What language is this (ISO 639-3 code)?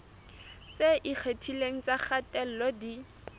sot